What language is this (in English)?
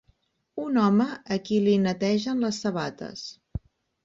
Catalan